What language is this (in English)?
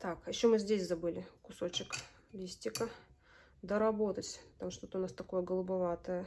Russian